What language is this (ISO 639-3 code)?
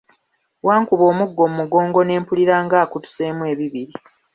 lug